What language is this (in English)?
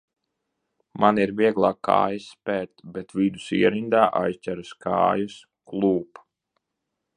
Latvian